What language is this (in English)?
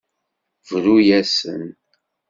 Kabyle